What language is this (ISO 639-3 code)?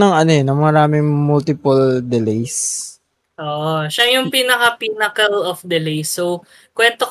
fil